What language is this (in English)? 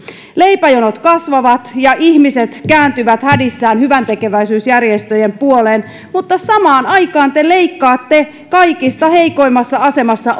Finnish